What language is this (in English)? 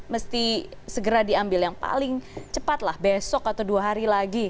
Indonesian